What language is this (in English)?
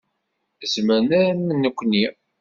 Kabyle